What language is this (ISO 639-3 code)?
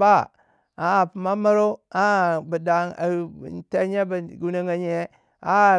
wja